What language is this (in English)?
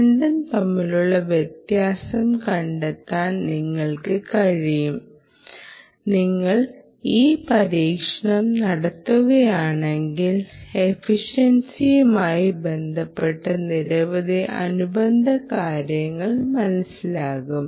Malayalam